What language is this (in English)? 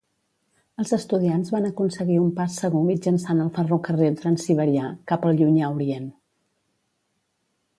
Catalan